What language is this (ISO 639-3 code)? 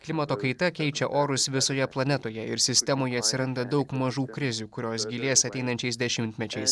lit